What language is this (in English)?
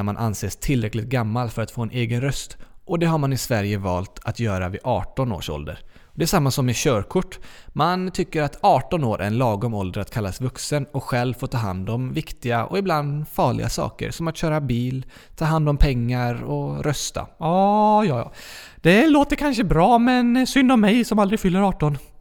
Swedish